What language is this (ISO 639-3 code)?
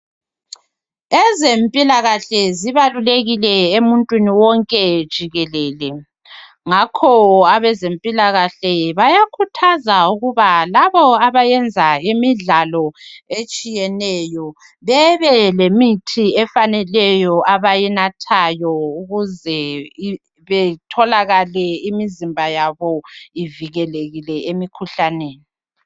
nde